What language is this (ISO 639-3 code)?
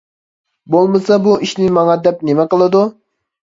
uig